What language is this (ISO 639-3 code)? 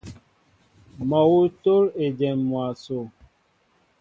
mbo